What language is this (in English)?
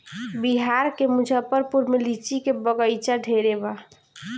Bhojpuri